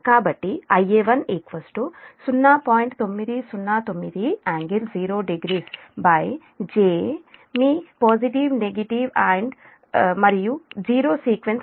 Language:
Telugu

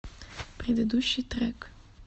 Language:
Russian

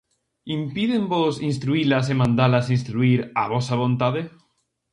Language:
Galician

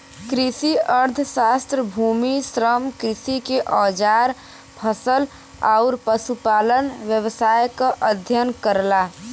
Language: Bhojpuri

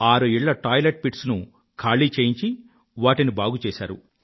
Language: Telugu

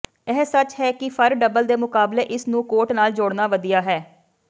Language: Punjabi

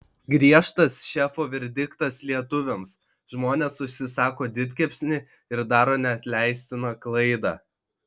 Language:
Lithuanian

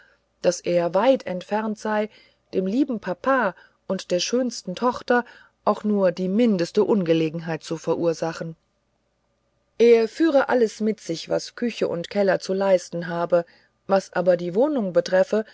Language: German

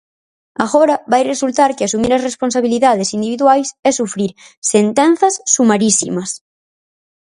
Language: Galician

